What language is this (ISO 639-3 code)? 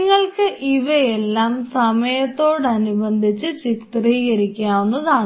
mal